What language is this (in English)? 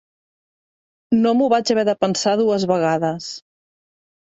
Catalan